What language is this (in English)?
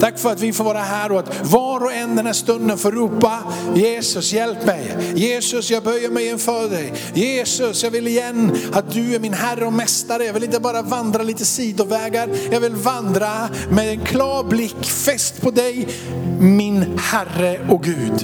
Swedish